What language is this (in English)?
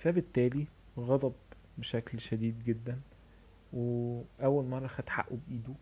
Arabic